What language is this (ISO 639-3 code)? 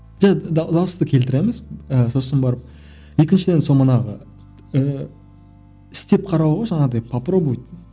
kaz